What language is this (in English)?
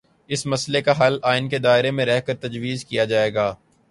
Urdu